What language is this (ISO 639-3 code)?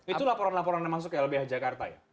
ind